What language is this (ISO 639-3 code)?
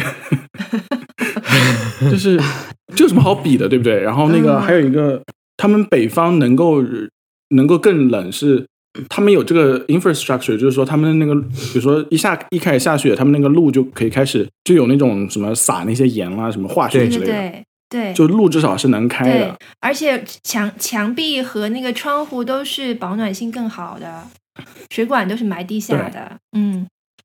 zho